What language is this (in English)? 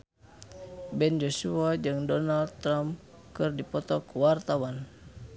Sundanese